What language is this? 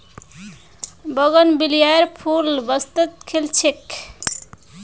Magahi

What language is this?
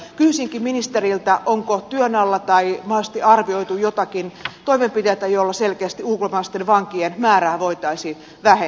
Finnish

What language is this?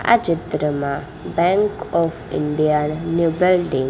Gujarati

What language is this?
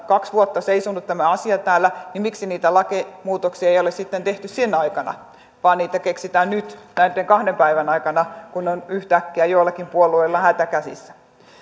Finnish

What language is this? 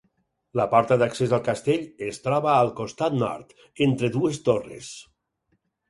Catalan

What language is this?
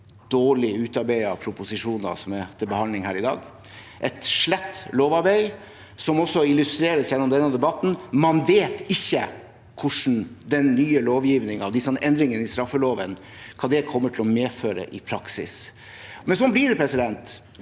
Norwegian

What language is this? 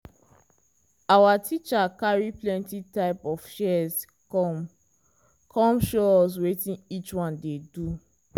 Nigerian Pidgin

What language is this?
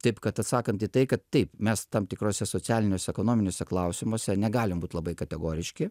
Lithuanian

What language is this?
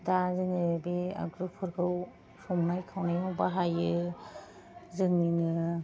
Bodo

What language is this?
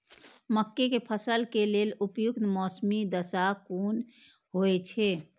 Maithili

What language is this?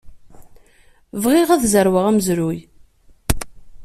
Kabyle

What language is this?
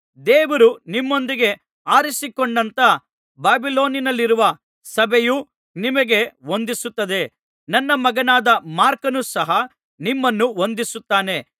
Kannada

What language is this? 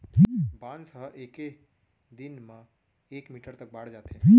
Chhattisgarhi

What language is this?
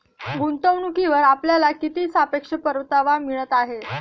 Marathi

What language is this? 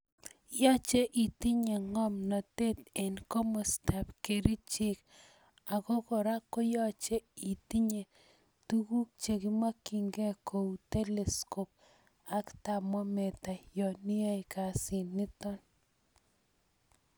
Kalenjin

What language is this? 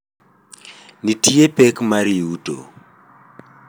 Luo (Kenya and Tanzania)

